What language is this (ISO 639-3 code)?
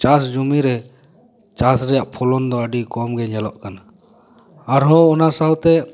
sat